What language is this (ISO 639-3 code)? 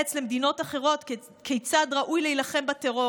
heb